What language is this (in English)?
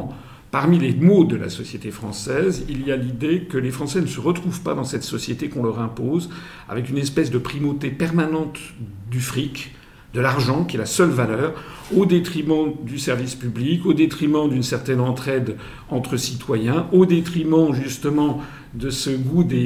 French